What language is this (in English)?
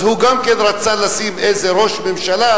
Hebrew